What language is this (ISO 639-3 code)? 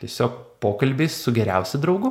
lit